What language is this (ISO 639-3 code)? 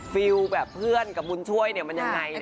tha